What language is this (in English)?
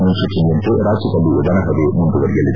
Kannada